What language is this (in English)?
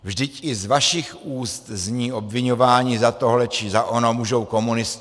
Czech